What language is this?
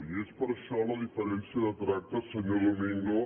Catalan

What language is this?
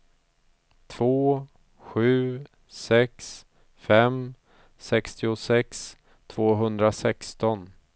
Swedish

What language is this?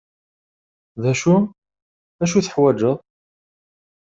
Kabyle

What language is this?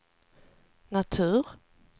Swedish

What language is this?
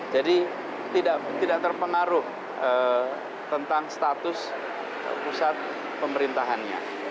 Indonesian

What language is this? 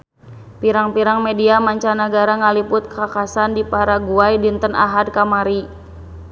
Sundanese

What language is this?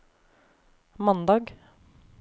Norwegian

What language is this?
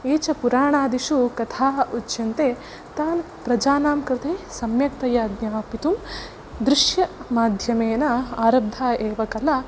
Sanskrit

